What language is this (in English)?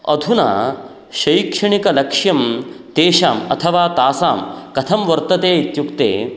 Sanskrit